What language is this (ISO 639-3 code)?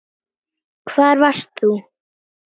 isl